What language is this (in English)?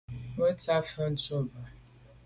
Medumba